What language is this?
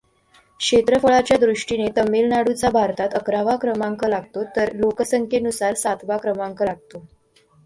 Marathi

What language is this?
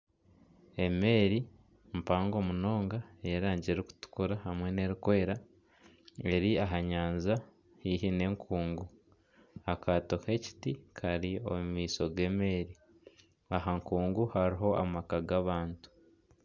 Nyankole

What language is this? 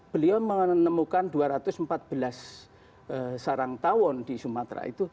Indonesian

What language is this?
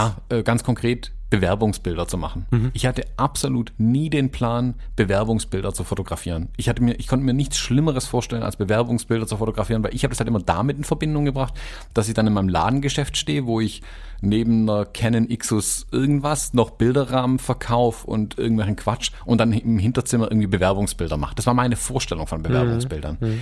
German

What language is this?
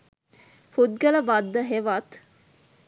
Sinhala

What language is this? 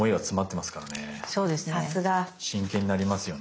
Japanese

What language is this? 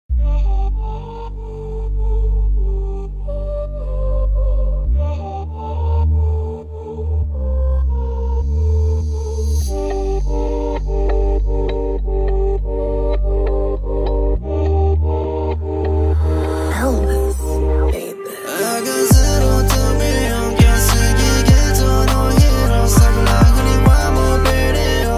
Romanian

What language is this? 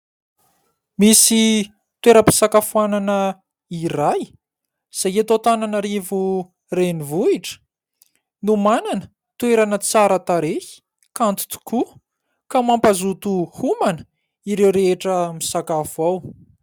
Malagasy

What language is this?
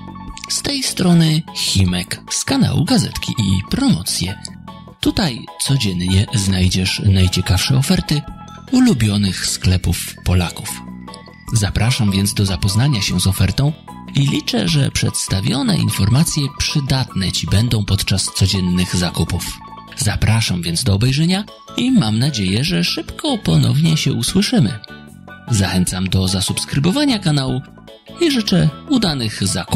Polish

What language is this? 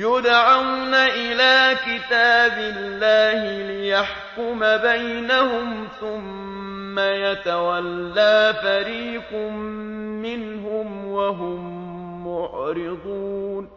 Arabic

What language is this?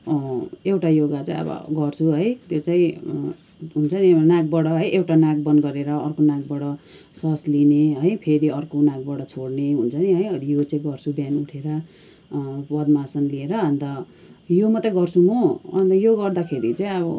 Nepali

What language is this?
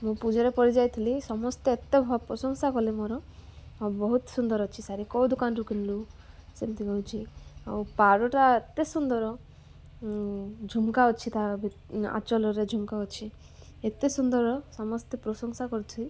Odia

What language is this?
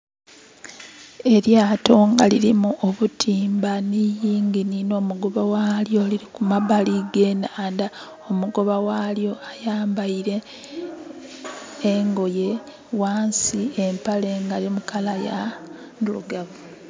Soga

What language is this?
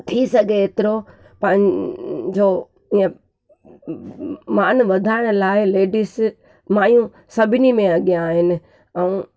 Sindhi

